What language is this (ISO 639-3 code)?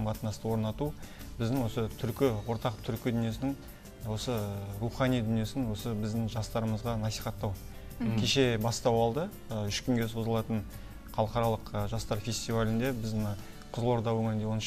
rus